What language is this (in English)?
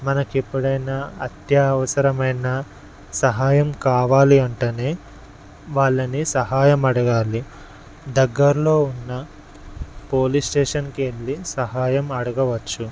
Telugu